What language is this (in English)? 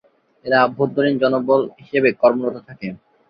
Bangla